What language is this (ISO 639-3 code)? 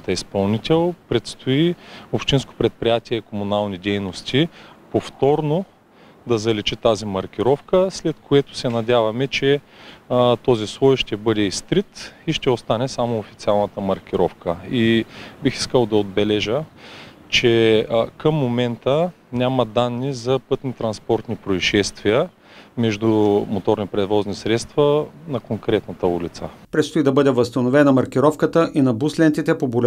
bul